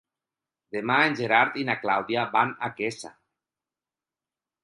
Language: Catalan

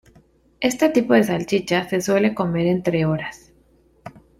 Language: Spanish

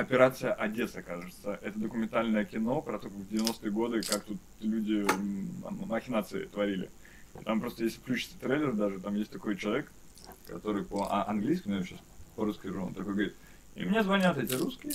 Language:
Russian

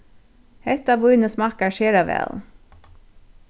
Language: Faroese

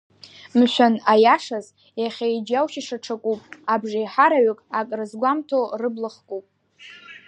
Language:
Abkhazian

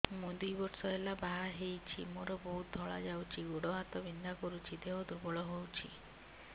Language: Odia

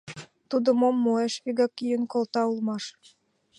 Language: Mari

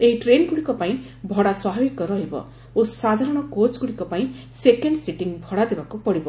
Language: Odia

